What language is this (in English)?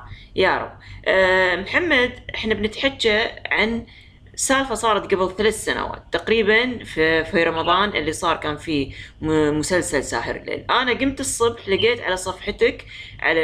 Arabic